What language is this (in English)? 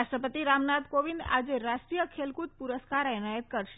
Gujarati